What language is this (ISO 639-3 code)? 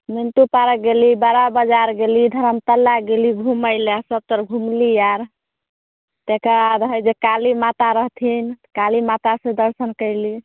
mai